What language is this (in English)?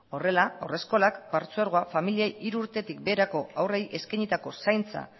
Basque